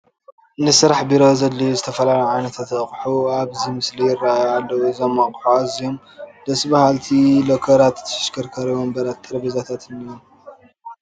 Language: Tigrinya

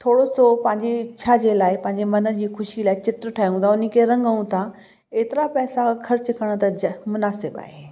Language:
Sindhi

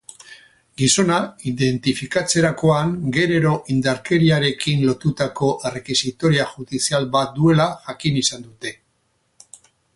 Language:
Basque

